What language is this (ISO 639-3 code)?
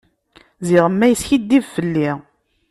kab